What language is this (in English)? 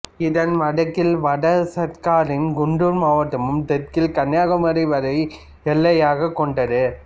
Tamil